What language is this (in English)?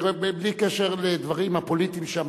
Hebrew